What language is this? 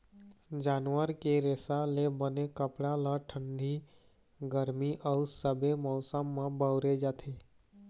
Chhattisgarhi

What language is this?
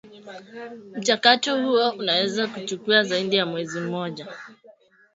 Swahili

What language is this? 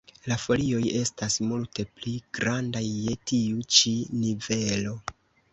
Esperanto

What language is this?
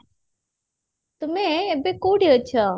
Odia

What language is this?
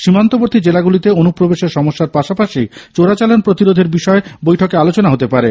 Bangla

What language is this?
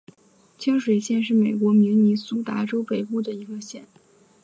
Chinese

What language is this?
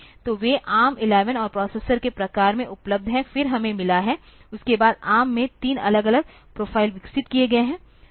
Hindi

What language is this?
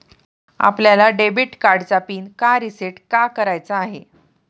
Marathi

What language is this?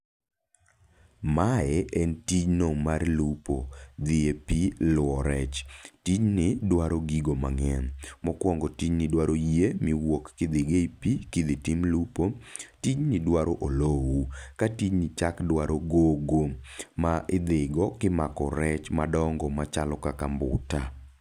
Luo (Kenya and Tanzania)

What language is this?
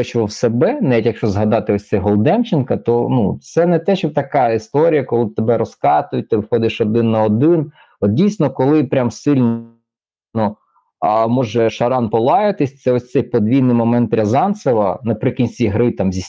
Ukrainian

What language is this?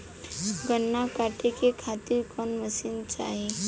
Bhojpuri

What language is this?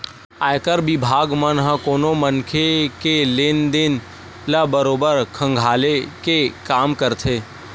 Chhattisgarhi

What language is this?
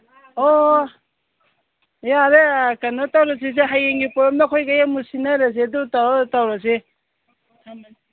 Manipuri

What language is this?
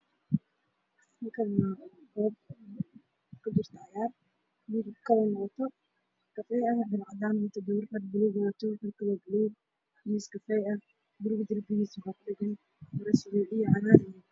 Somali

